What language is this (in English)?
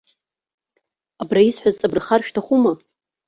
Abkhazian